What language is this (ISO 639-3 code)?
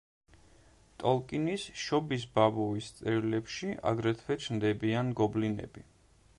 kat